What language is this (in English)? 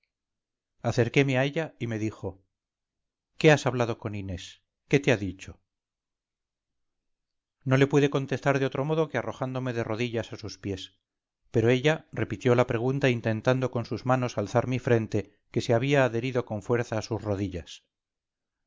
Spanish